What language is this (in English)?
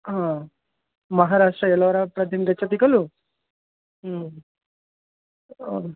Sanskrit